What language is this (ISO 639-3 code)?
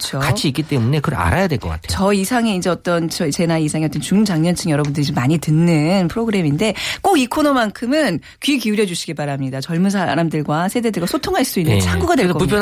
kor